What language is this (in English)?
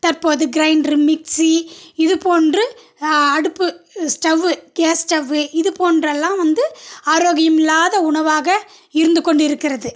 Tamil